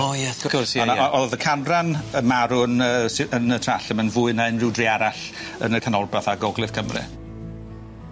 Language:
Welsh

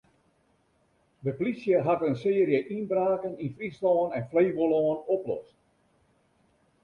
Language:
Western Frisian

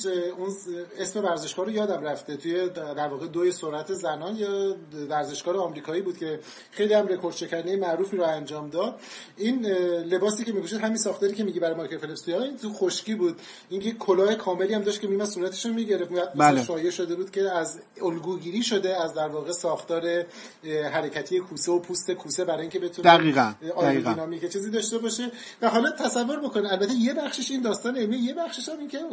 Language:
Persian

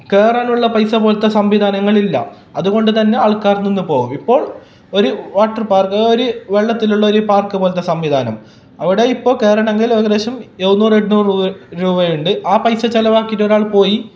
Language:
Malayalam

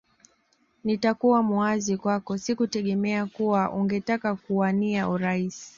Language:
Swahili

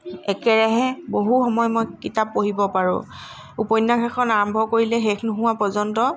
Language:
Assamese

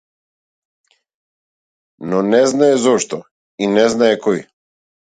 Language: Macedonian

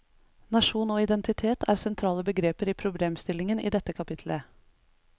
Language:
Norwegian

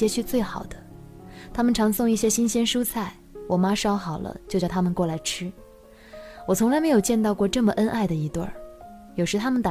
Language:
Chinese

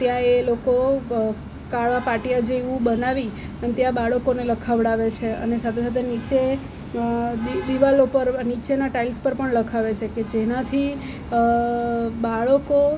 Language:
Gujarati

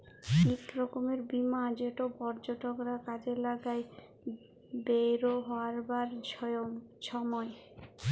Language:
Bangla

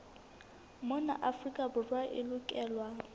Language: Southern Sotho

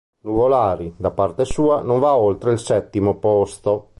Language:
Italian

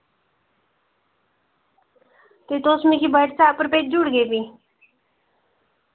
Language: Dogri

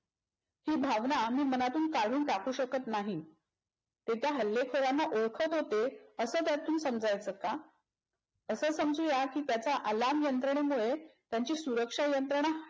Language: Marathi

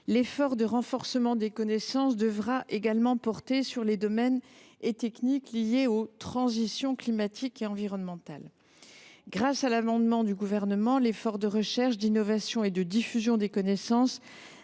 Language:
French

